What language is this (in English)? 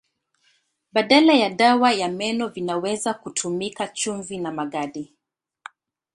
Swahili